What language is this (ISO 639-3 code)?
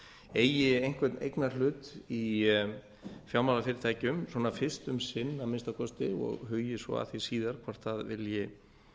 isl